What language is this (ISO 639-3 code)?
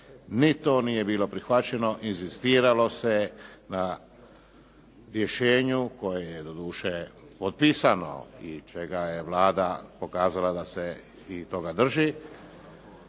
hrv